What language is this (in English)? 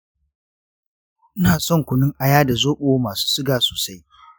Hausa